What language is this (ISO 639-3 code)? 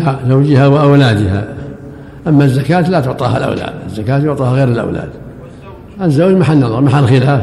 ara